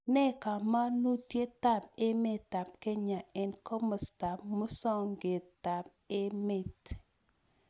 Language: Kalenjin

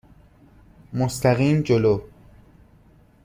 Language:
Persian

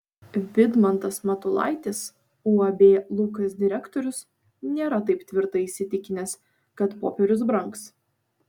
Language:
Lithuanian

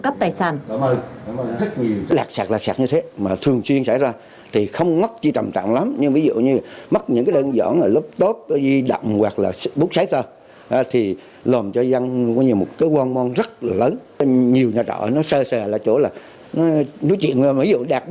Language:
Vietnamese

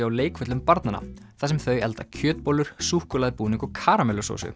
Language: Icelandic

